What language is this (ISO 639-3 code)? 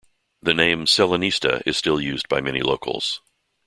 eng